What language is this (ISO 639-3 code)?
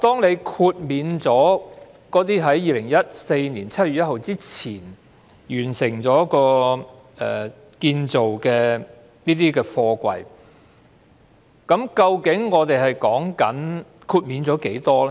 yue